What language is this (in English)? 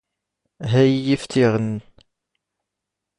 Standard Moroccan Tamazight